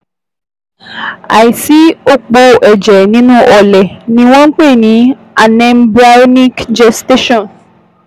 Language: Yoruba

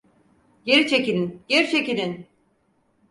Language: Turkish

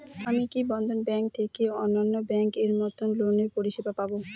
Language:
Bangla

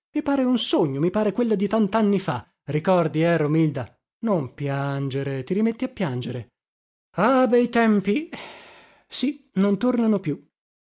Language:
Italian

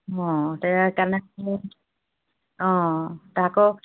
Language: Assamese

